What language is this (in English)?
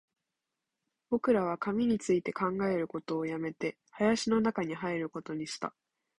Japanese